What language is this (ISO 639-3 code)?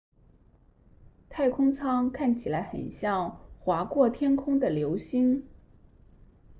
zho